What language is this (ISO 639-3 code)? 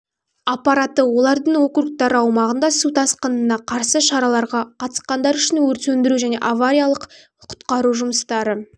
kaz